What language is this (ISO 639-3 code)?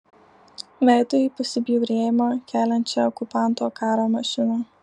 lit